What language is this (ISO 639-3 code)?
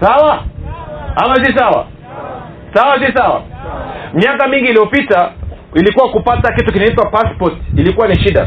swa